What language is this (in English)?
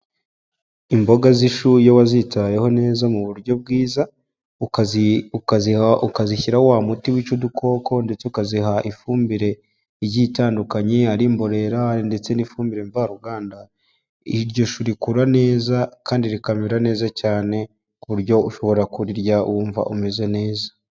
Kinyarwanda